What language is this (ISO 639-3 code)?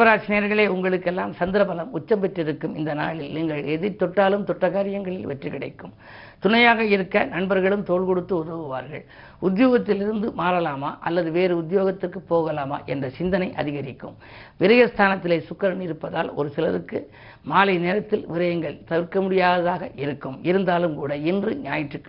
tam